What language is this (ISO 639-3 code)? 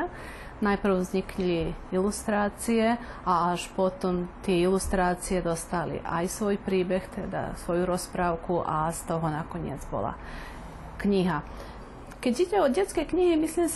slk